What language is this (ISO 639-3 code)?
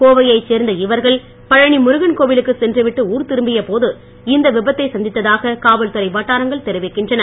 tam